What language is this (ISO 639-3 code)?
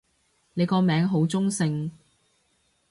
yue